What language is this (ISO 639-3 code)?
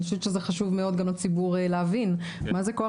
heb